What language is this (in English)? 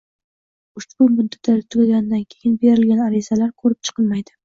Uzbek